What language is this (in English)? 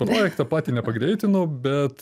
Lithuanian